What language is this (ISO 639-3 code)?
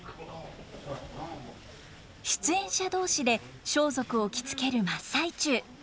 jpn